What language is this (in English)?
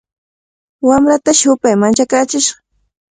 Cajatambo North Lima Quechua